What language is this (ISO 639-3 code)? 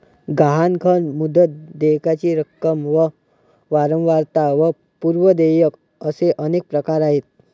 mar